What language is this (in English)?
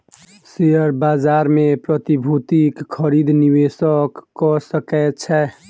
Maithili